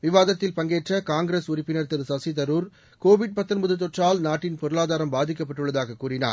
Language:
Tamil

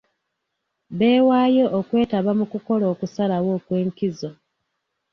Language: Ganda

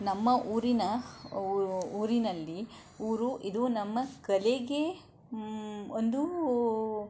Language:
Kannada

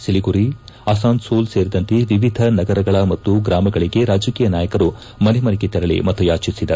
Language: Kannada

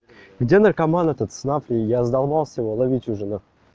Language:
Russian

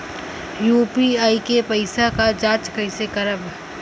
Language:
Bhojpuri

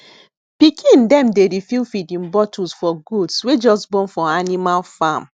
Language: Nigerian Pidgin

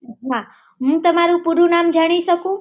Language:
Gujarati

